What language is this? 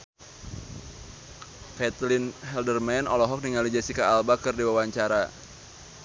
Sundanese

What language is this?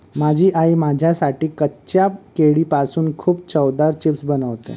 Marathi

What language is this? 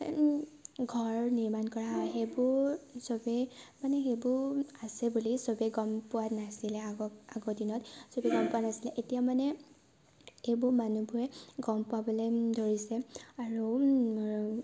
Assamese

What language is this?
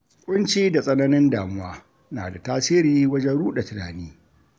Hausa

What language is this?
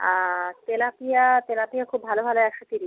Bangla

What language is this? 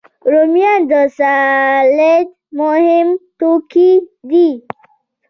Pashto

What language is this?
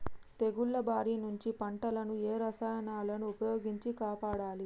Telugu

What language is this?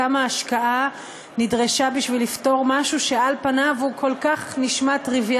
Hebrew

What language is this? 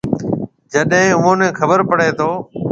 Marwari (Pakistan)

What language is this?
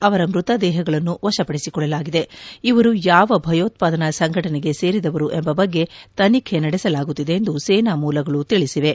Kannada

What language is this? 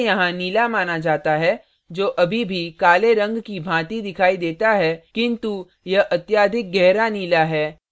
Hindi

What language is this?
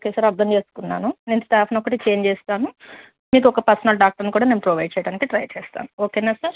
Telugu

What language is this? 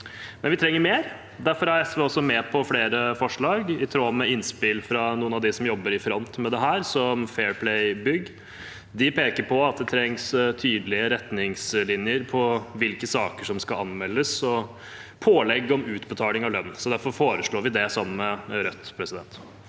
Norwegian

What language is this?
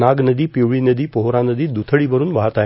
Marathi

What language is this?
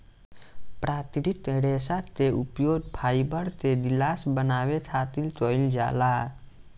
Bhojpuri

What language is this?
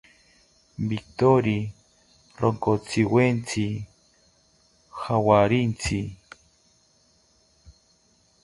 South Ucayali Ashéninka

